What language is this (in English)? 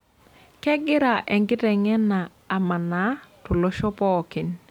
Masai